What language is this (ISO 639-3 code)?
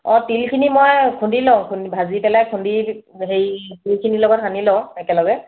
asm